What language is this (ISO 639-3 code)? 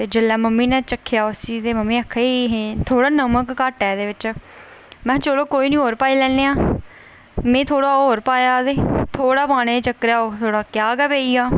doi